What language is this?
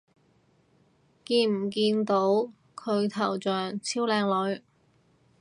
Cantonese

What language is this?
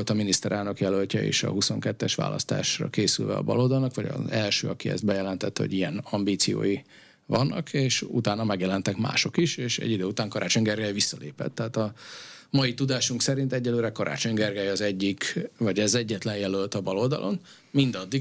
Hungarian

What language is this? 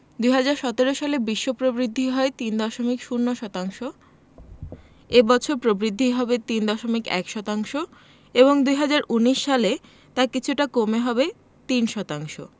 Bangla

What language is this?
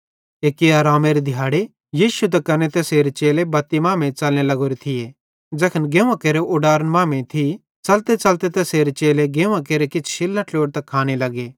Bhadrawahi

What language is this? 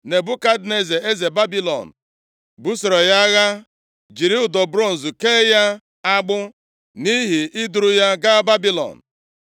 Igbo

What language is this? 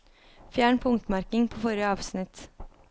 Norwegian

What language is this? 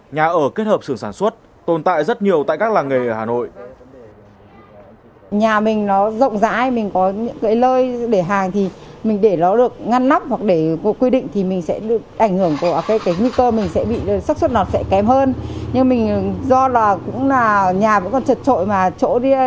Vietnamese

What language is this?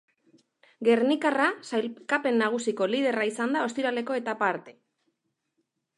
Basque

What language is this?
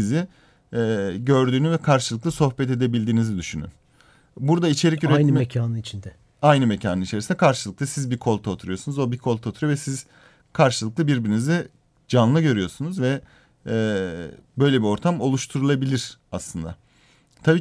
Turkish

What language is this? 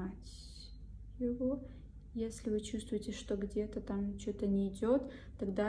Russian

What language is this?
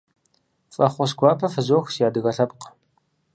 Kabardian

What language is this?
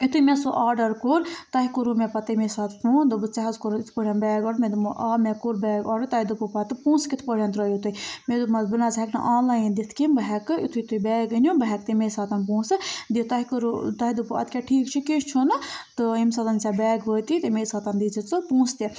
Kashmiri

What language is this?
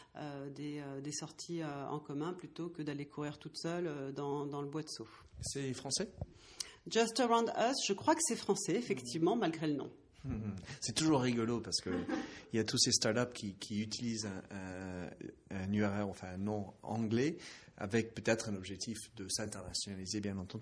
French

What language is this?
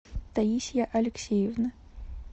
Russian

